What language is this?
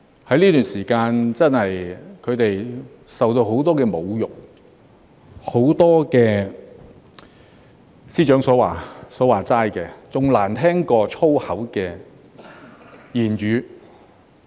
Cantonese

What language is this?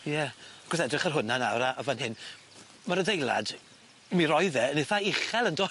Welsh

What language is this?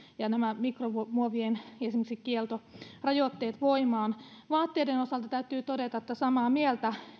Finnish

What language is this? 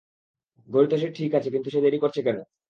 Bangla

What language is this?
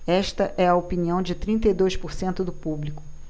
Portuguese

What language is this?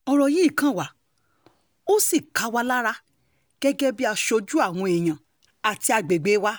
Yoruba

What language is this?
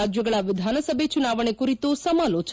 Kannada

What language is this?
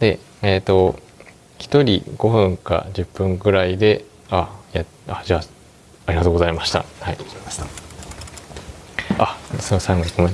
Japanese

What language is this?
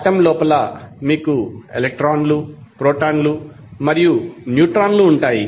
Telugu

